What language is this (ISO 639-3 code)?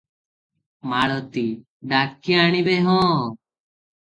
ori